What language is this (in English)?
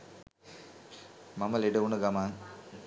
Sinhala